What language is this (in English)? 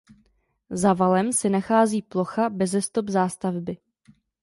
Czech